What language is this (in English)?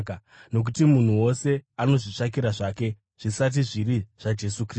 Shona